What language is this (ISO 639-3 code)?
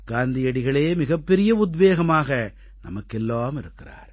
tam